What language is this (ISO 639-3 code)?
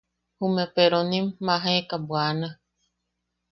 yaq